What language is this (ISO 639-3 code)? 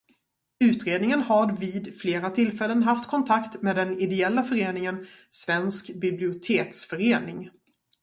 swe